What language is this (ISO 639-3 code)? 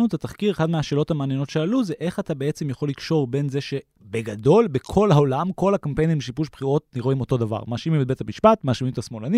heb